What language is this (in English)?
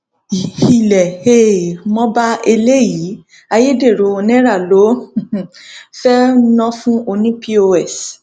Yoruba